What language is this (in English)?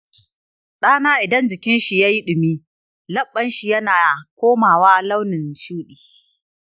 Hausa